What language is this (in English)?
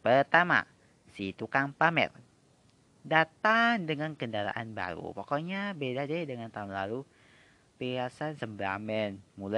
Indonesian